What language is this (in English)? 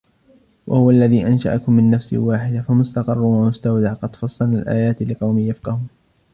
Arabic